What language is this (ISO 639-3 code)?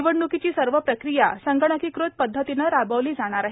mar